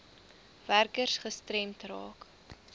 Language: Afrikaans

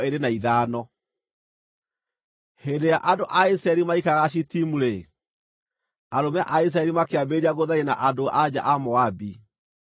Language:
Kikuyu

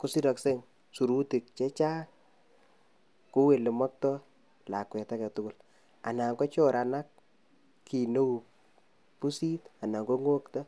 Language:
Kalenjin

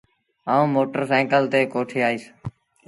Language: Sindhi Bhil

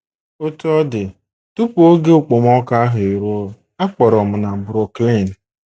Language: Igbo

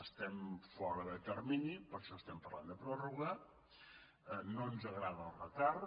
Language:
Catalan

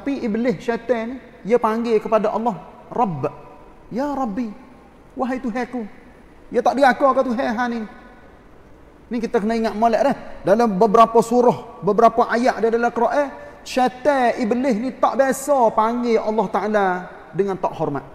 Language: Malay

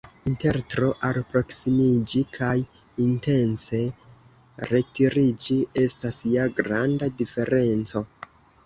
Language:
Esperanto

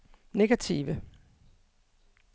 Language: Danish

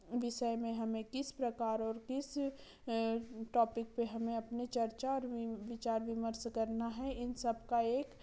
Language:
Hindi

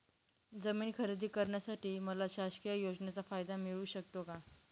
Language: Marathi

